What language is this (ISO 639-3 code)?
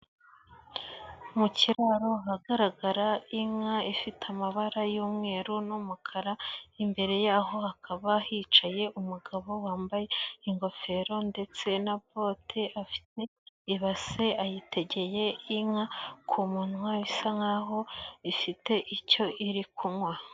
kin